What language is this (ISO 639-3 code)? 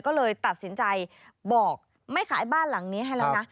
tha